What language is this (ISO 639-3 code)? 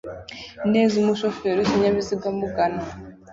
kin